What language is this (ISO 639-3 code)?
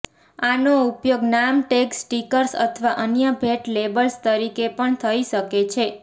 guj